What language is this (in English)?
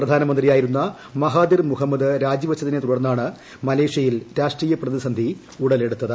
Malayalam